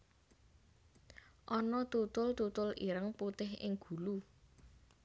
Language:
Javanese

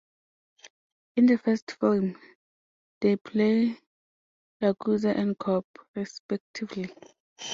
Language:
English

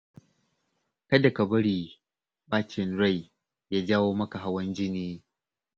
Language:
Hausa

